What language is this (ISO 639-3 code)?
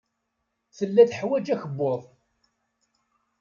kab